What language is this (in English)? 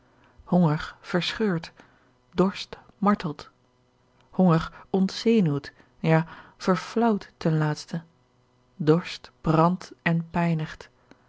Dutch